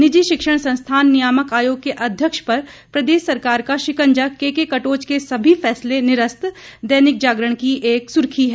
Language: Hindi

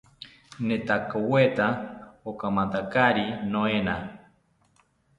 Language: South Ucayali Ashéninka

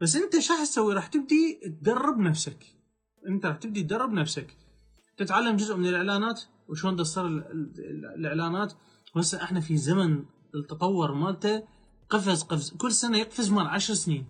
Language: Arabic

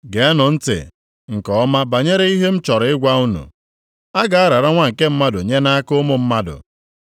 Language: Igbo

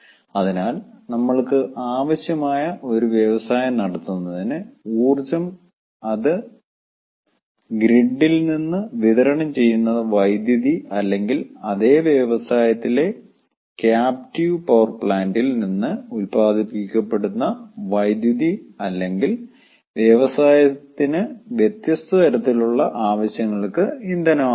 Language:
Malayalam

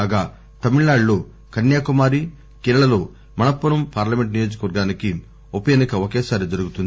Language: Telugu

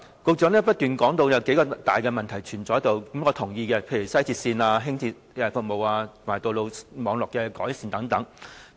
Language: Cantonese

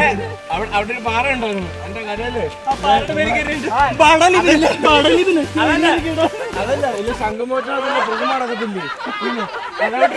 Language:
Greek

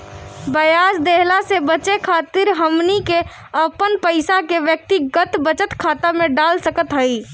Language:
Bhojpuri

